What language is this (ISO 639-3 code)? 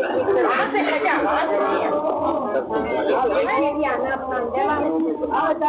eng